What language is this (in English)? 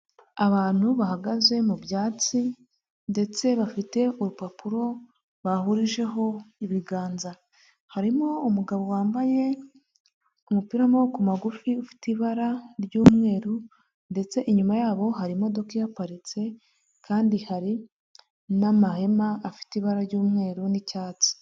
Kinyarwanda